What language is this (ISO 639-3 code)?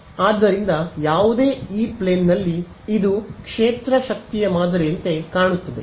kan